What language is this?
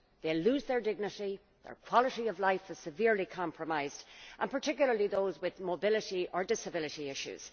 English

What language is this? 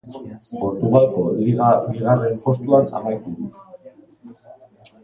Basque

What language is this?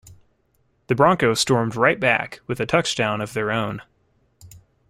English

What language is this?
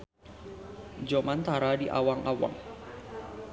Sundanese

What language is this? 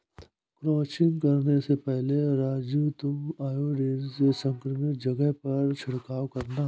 Hindi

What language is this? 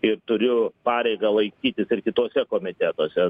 Lithuanian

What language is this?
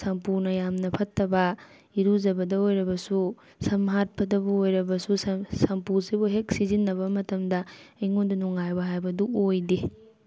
Manipuri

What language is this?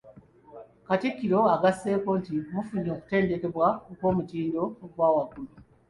Ganda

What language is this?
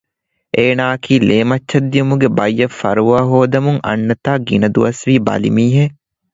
Divehi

